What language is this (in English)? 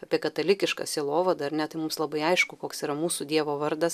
Lithuanian